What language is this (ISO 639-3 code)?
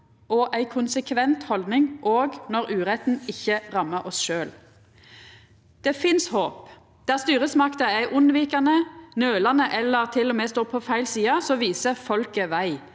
nor